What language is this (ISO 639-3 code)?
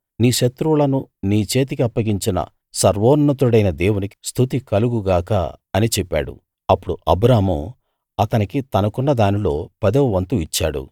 tel